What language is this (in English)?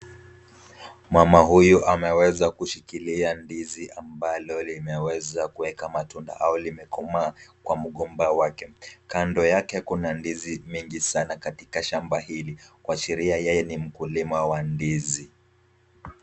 Swahili